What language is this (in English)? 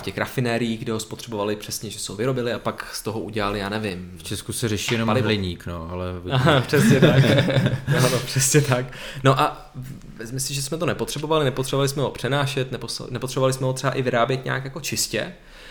Czech